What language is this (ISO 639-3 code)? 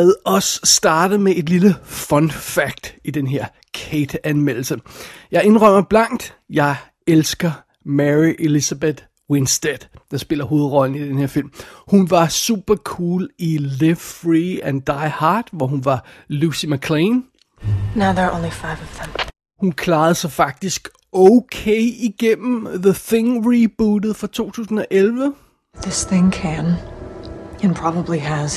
dan